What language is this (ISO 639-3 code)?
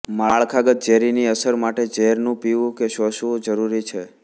guj